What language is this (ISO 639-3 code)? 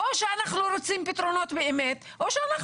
heb